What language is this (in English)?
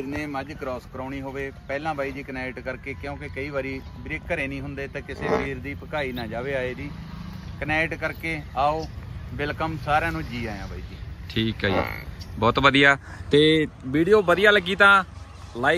Hindi